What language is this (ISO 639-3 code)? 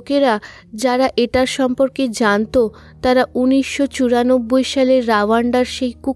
ben